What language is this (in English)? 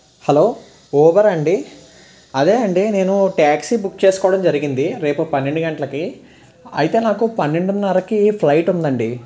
Telugu